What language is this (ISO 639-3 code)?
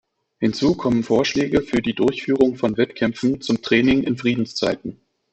deu